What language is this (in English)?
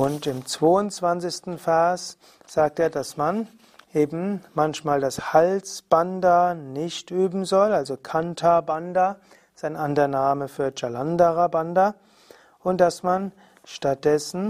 German